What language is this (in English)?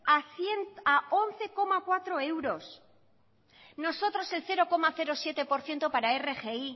Spanish